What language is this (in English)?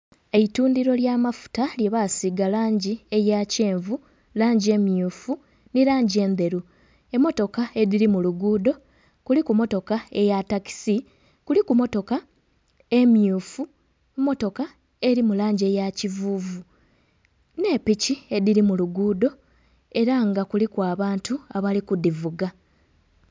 Soga